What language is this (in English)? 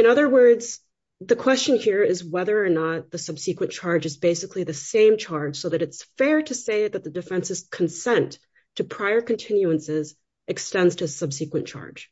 English